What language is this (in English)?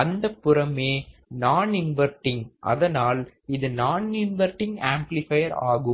Tamil